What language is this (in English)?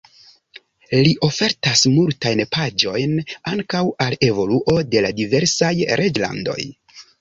Esperanto